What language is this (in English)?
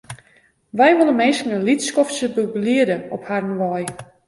Western Frisian